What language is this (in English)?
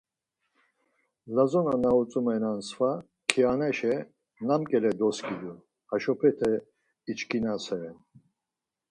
Laz